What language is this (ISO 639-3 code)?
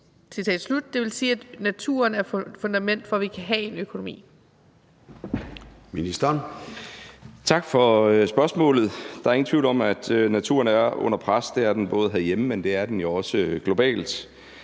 dan